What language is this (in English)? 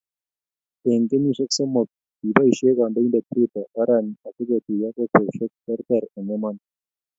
Kalenjin